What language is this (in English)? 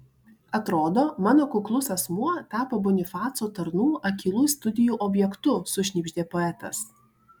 Lithuanian